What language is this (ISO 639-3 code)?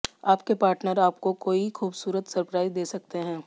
hin